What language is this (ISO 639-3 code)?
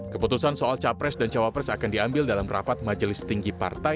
ind